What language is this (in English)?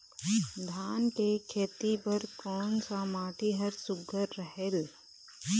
Chhattisgarhi